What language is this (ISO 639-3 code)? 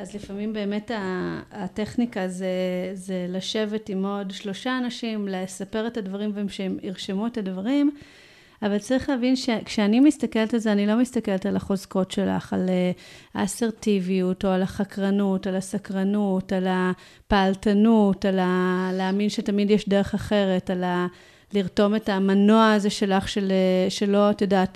heb